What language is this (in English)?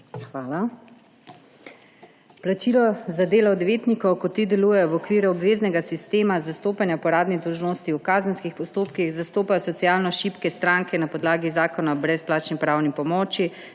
Slovenian